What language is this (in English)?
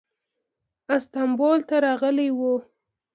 Pashto